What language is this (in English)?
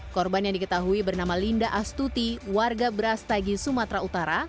Indonesian